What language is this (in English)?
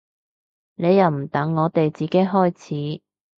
Cantonese